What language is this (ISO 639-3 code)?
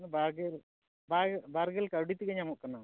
sat